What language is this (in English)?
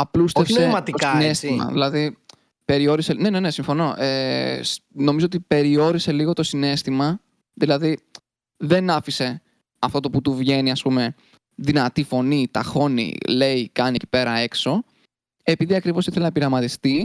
Greek